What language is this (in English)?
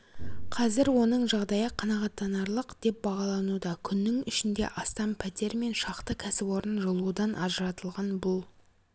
Kazakh